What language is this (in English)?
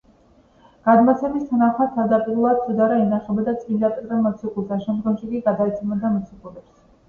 Georgian